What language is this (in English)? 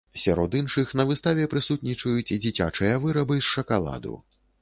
Belarusian